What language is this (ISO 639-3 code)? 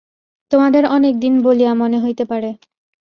ben